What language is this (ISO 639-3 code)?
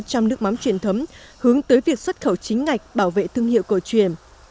vie